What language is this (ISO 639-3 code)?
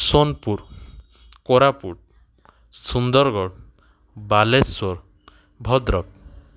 ori